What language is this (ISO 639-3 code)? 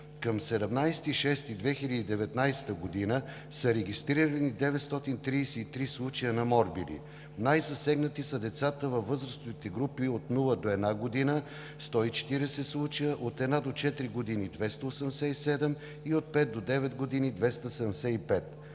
bul